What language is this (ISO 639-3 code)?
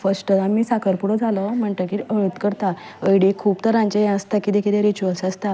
kok